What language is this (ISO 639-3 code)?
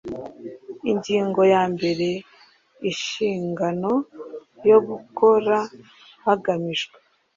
kin